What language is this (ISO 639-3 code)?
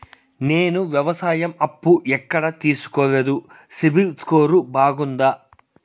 tel